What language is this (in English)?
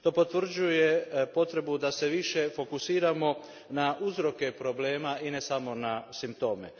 Croatian